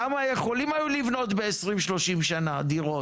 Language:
Hebrew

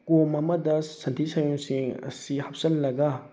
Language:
Manipuri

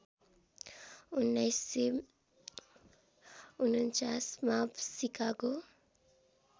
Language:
Nepali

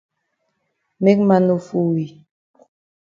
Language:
Cameroon Pidgin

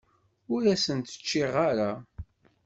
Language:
Kabyle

